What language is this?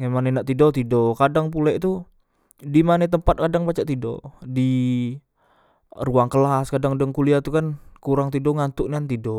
Musi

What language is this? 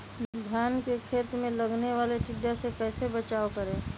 Magahi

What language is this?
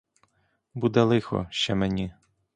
Ukrainian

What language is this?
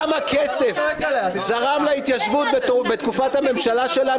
Hebrew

